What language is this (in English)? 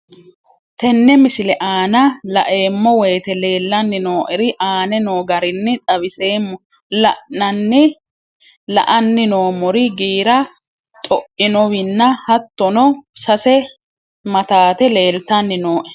Sidamo